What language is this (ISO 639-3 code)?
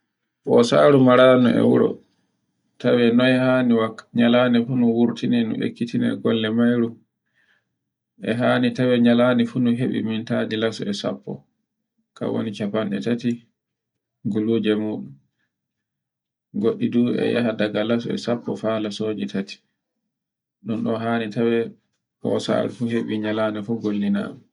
fue